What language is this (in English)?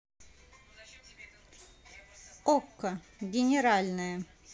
Russian